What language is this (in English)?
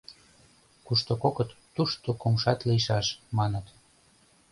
Mari